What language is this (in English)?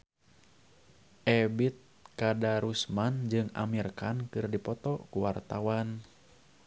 Sundanese